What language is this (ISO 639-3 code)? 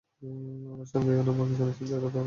ben